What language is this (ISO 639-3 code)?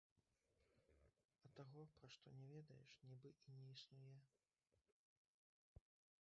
bel